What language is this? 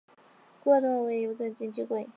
Chinese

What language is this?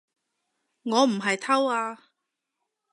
Cantonese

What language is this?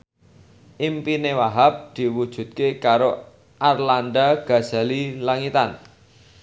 Javanese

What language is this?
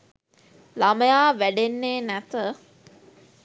Sinhala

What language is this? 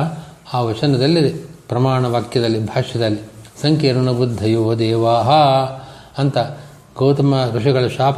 Kannada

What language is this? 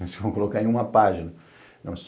Portuguese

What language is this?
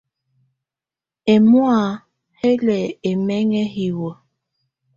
Tunen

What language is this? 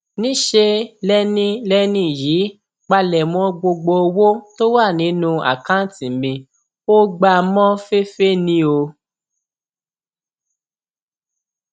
Yoruba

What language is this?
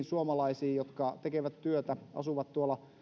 Finnish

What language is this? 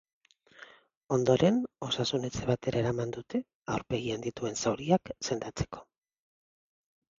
Basque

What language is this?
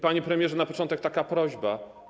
Polish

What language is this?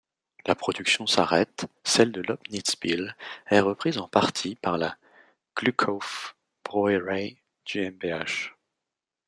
French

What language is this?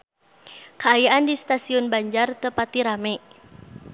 Sundanese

